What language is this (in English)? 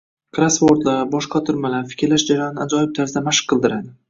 Uzbek